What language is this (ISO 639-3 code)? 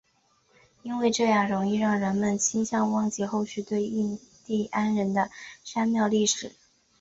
zho